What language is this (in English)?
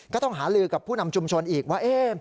Thai